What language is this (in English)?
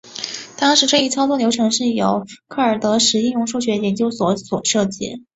Chinese